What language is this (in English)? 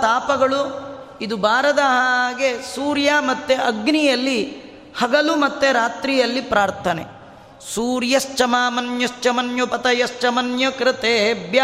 Kannada